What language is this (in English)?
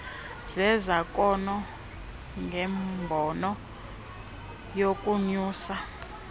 Xhosa